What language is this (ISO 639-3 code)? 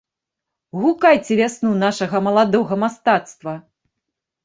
bel